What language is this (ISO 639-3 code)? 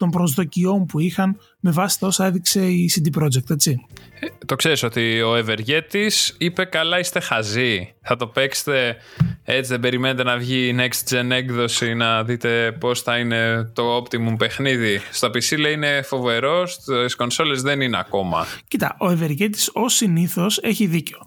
ell